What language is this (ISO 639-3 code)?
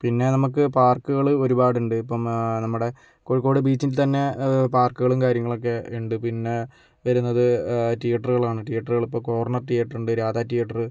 mal